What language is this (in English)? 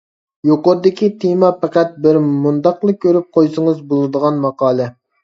Uyghur